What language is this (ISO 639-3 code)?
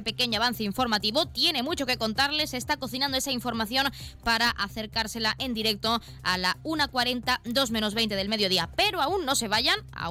spa